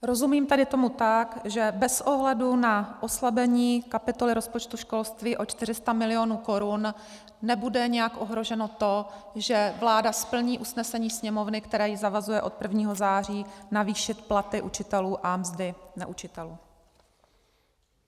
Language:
Czech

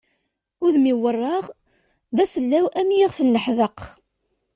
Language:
Kabyle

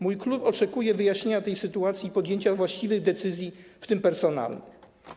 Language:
Polish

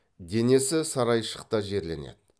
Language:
Kazakh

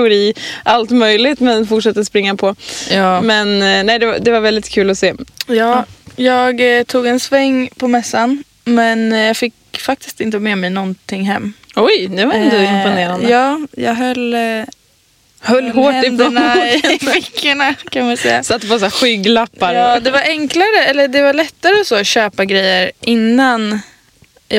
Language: Swedish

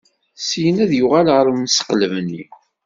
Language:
Kabyle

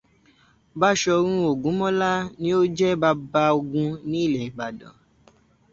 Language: Yoruba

